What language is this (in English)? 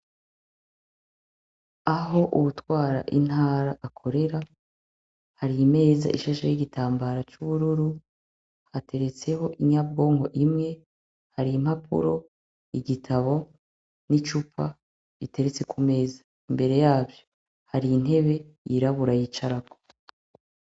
Rundi